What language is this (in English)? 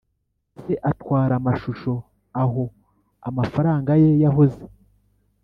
Kinyarwanda